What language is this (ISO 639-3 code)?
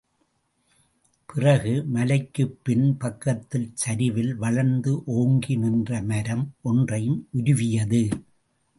tam